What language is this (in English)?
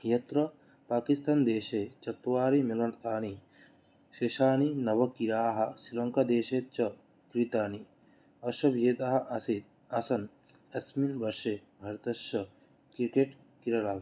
Sanskrit